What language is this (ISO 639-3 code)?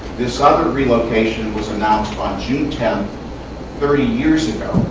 eng